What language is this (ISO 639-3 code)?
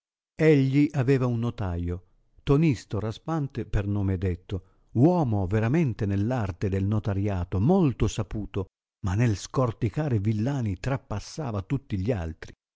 ita